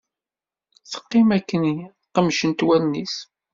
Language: Kabyle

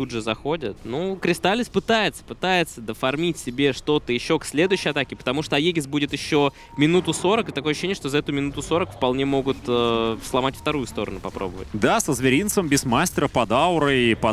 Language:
Russian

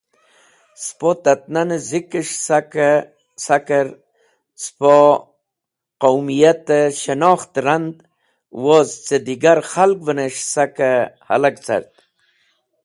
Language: Wakhi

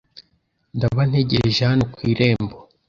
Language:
Kinyarwanda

